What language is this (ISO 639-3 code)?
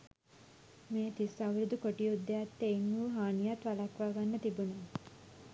sin